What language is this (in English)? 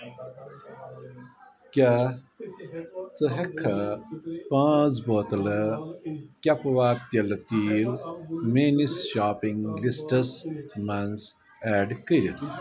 Kashmiri